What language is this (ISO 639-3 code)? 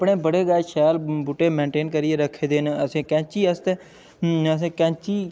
doi